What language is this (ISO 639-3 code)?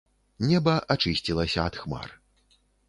bel